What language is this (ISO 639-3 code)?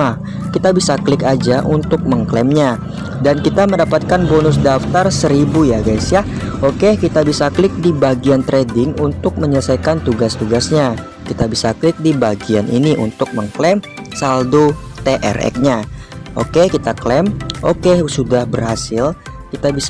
ind